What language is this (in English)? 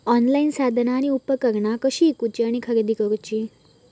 Marathi